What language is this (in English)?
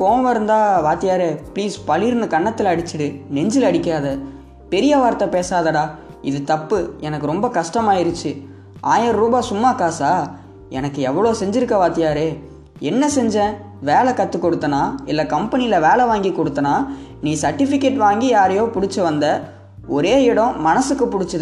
Gujarati